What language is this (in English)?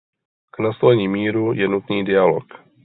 Czech